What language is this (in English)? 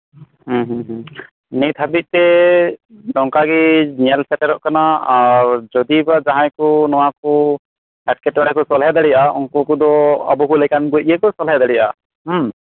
Santali